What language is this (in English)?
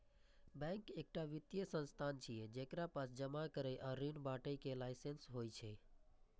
Maithili